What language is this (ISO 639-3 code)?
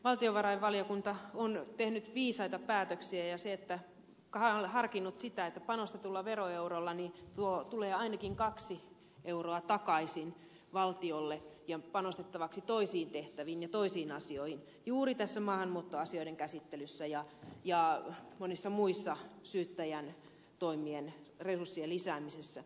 fin